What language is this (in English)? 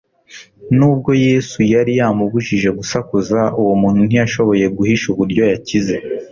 Kinyarwanda